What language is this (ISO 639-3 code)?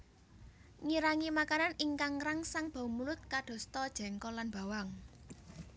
jav